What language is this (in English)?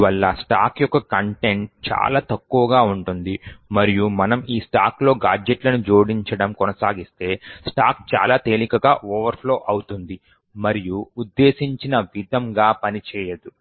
Telugu